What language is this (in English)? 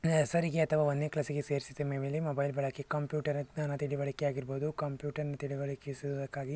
Kannada